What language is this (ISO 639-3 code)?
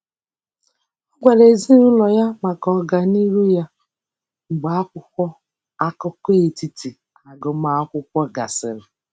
ibo